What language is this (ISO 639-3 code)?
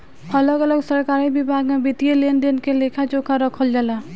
bho